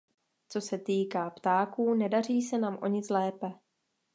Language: Czech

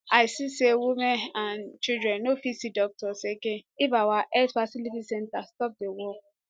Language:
Nigerian Pidgin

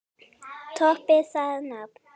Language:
Icelandic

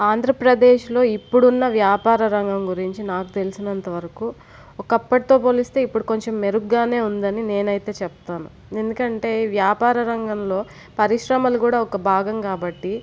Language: Telugu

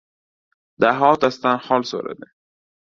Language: Uzbek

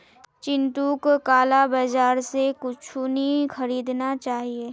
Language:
Magahi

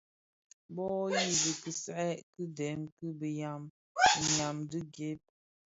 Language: Bafia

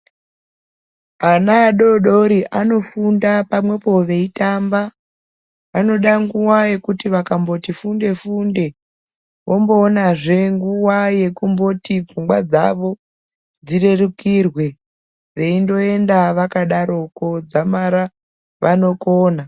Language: Ndau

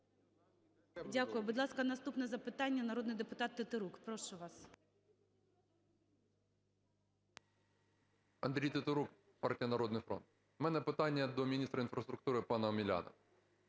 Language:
Ukrainian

